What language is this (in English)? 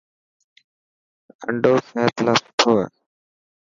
Dhatki